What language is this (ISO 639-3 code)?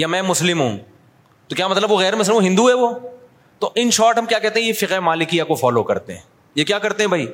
urd